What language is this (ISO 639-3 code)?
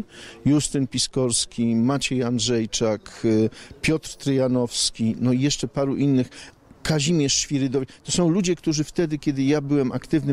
pol